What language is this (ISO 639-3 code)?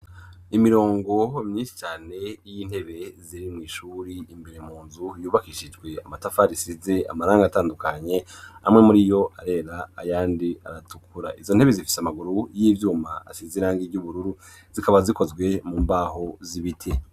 run